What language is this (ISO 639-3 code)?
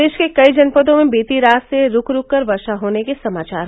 hin